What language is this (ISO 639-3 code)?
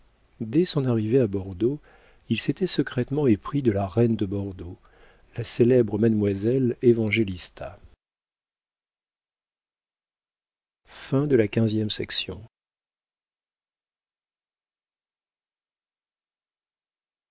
fra